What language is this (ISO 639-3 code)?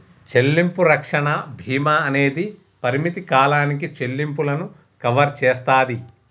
tel